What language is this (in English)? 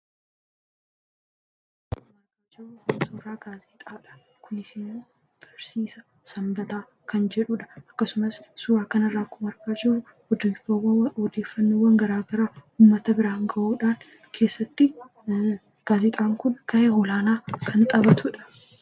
Oromo